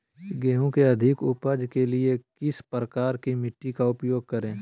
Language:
Magahi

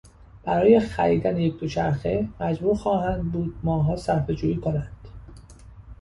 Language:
Persian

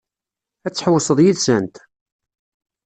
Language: Kabyle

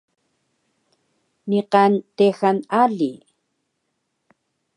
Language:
Taroko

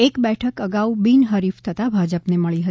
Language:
Gujarati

